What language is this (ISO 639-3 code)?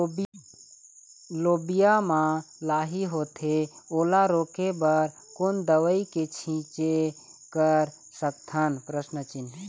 hne